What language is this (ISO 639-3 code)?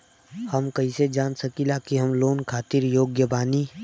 bho